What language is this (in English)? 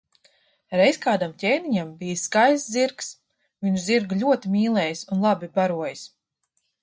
Latvian